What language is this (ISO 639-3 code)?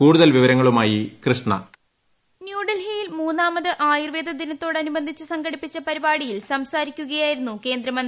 mal